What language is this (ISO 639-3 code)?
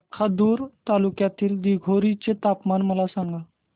mar